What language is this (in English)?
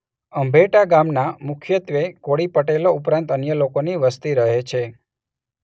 Gujarati